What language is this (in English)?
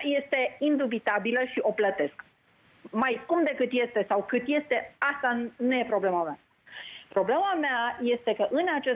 Romanian